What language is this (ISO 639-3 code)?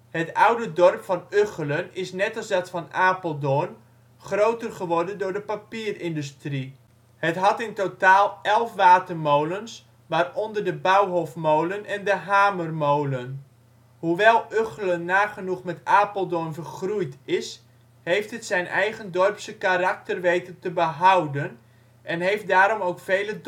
nld